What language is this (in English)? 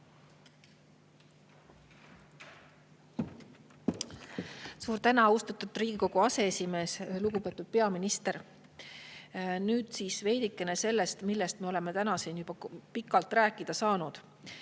Estonian